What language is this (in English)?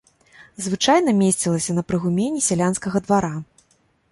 Belarusian